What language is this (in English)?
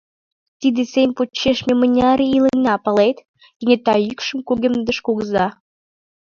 Mari